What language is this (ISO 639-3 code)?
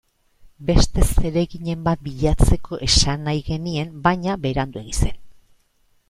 eus